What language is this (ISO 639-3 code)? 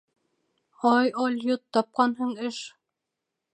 bak